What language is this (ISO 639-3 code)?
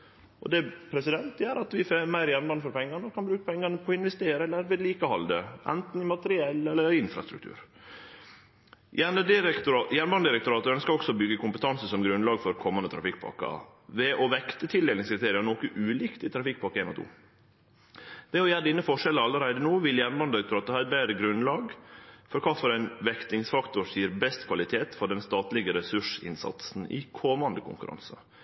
nno